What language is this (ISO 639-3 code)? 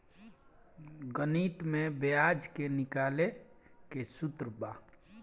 bho